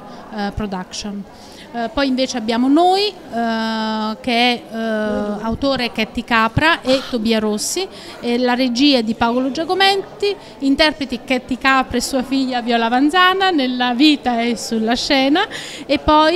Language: Italian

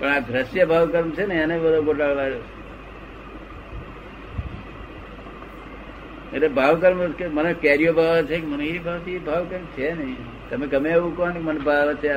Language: Gujarati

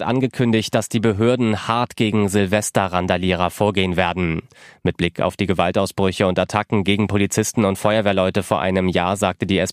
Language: German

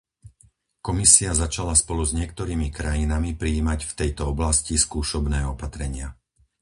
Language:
Slovak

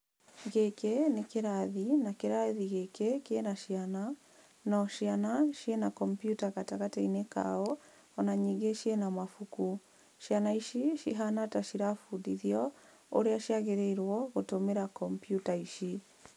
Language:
Kikuyu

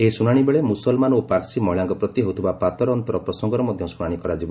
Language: Odia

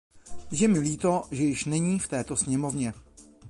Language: Czech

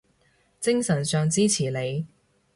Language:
Cantonese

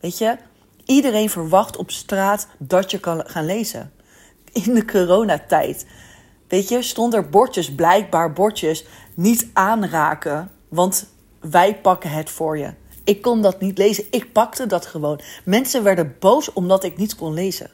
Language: Dutch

